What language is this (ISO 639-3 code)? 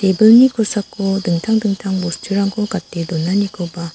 grt